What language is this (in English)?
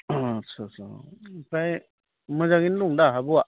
Bodo